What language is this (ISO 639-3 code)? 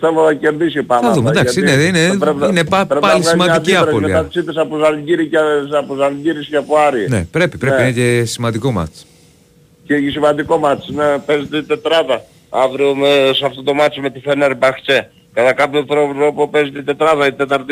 ell